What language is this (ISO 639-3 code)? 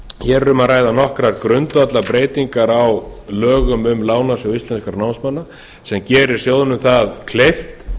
isl